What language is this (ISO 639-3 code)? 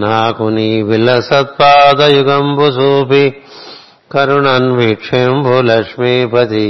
tel